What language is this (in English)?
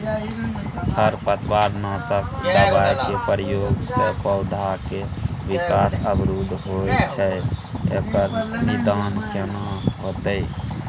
Maithili